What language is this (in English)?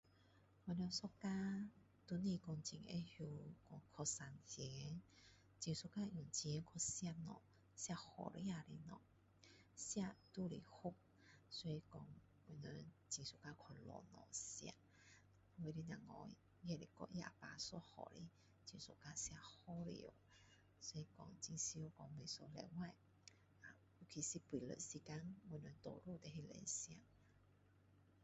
Min Dong Chinese